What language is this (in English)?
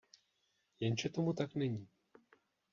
Czech